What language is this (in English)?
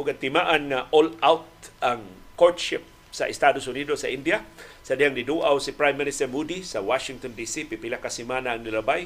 Filipino